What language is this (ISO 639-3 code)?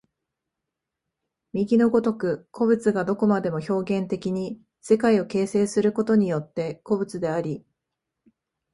jpn